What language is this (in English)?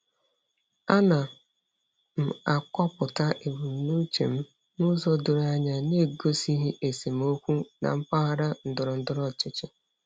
Igbo